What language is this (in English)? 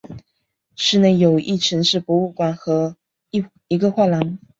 Chinese